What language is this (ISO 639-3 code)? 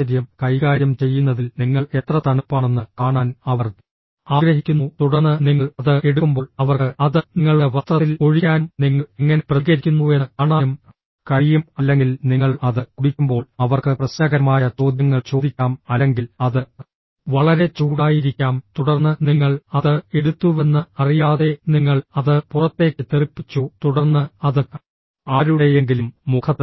mal